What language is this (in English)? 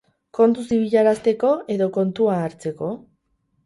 Basque